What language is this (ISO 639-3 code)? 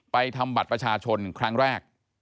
tha